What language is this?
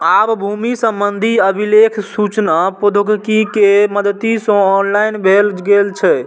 Maithili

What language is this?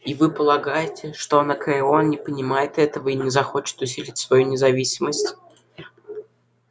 Russian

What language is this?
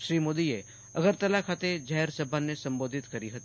Gujarati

